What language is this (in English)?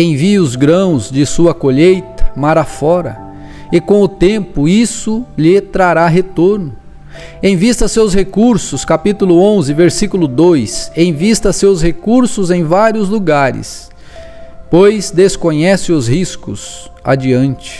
Portuguese